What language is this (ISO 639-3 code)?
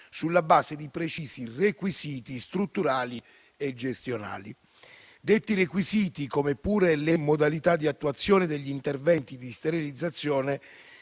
ita